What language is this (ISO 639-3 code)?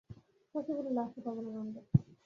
ben